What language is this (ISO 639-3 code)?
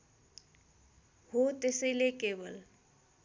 nep